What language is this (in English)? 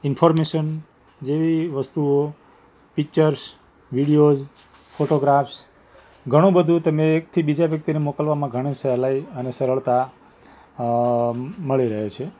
Gujarati